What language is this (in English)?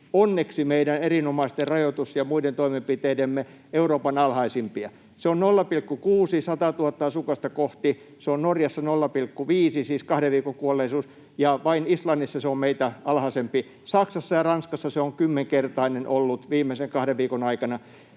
Finnish